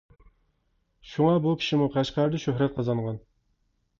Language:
Uyghur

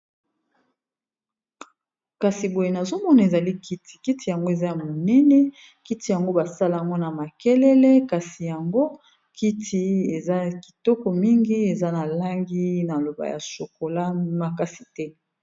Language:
Lingala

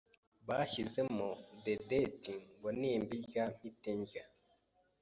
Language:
Kinyarwanda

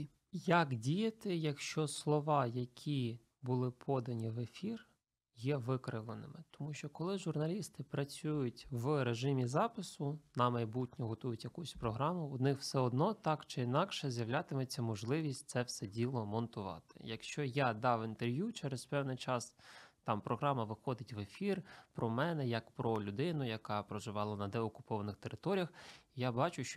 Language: Ukrainian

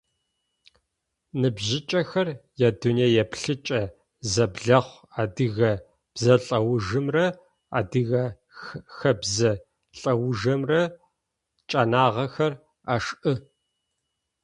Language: Adyghe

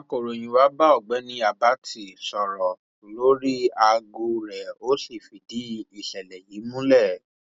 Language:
Yoruba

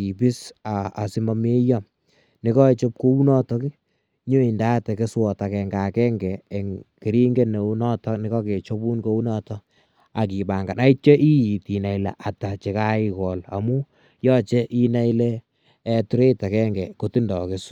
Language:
Kalenjin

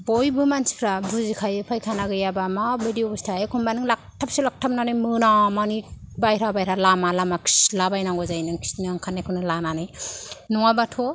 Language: Bodo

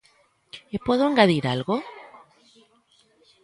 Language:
Galician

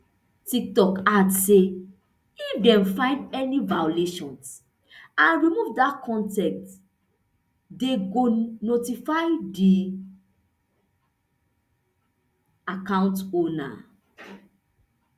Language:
Nigerian Pidgin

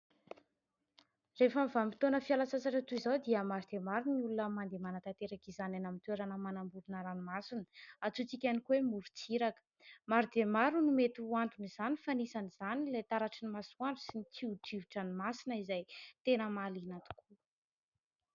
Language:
Malagasy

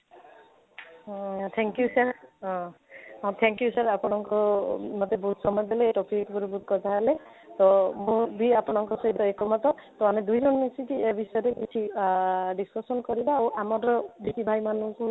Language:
Odia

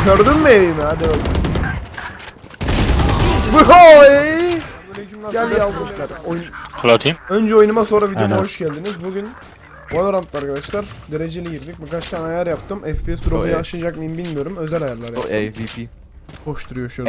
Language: Turkish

